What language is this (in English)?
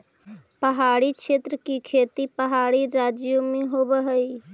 Magahi